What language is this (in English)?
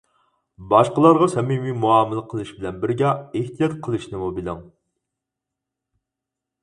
Uyghur